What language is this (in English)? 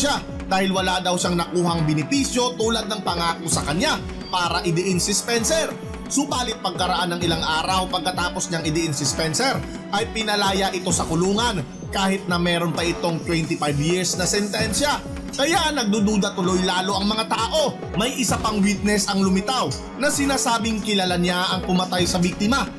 Filipino